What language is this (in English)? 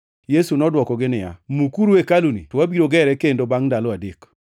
Luo (Kenya and Tanzania)